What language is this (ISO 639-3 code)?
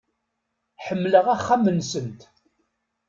kab